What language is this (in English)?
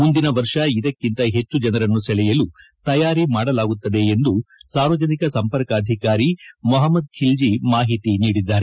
Kannada